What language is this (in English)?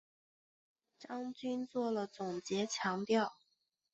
Chinese